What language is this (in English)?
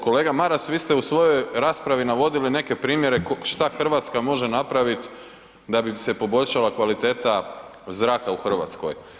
Croatian